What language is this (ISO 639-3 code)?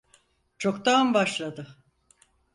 tur